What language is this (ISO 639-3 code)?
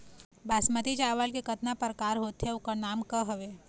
hne